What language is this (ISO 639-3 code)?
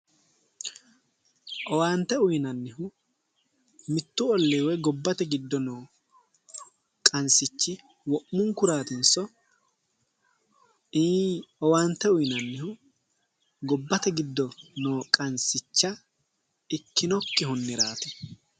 sid